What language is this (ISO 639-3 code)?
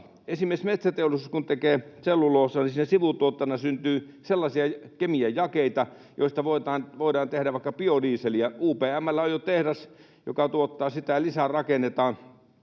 fin